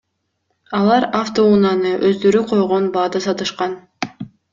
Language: Kyrgyz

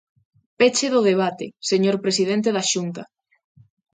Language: Galician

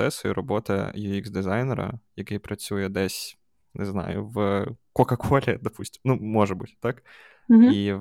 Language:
Ukrainian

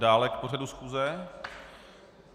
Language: Czech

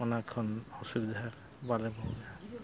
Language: Santali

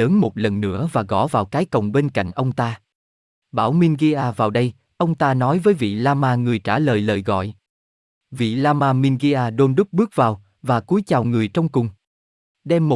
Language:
Vietnamese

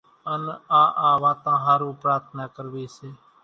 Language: Kachi Koli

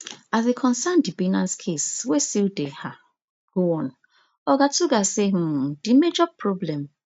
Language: Nigerian Pidgin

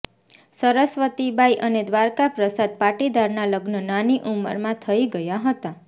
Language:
Gujarati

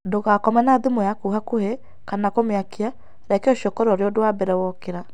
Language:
Kikuyu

